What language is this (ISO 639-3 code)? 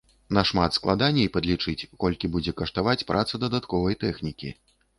bel